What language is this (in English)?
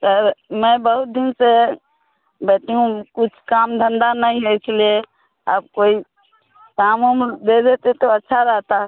Hindi